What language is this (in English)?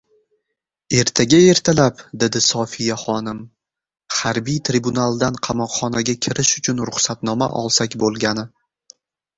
Uzbek